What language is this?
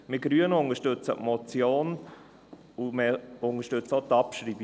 Swiss German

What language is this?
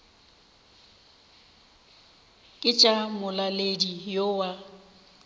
Northern Sotho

